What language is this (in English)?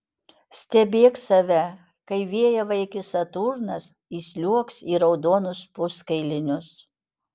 Lithuanian